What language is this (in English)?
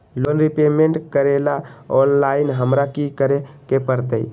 Magahi